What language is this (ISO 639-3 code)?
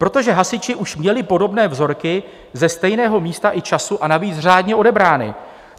ces